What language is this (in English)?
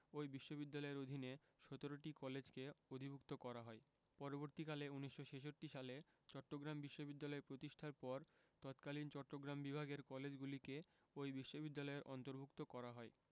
Bangla